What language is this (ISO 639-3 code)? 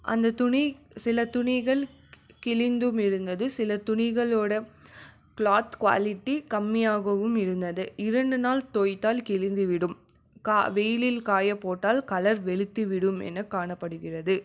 tam